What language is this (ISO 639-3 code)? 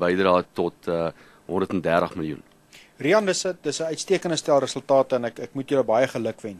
ara